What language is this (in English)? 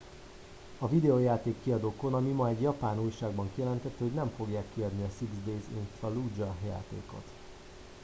Hungarian